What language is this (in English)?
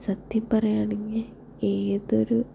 Malayalam